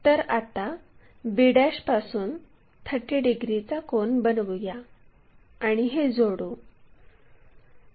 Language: Marathi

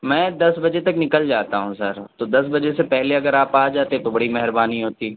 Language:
Urdu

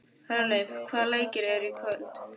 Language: Icelandic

